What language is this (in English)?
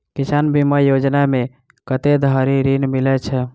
Maithili